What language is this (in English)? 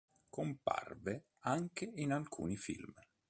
Italian